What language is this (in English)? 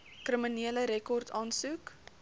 Afrikaans